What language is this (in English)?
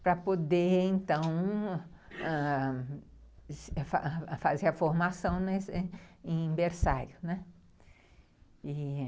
Portuguese